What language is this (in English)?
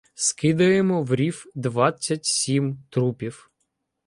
Ukrainian